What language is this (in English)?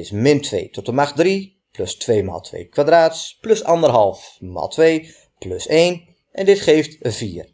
Dutch